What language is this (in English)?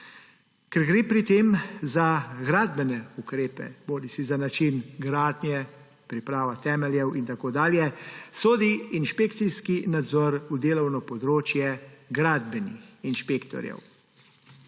Slovenian